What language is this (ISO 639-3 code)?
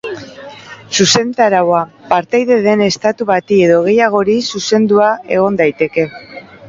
eus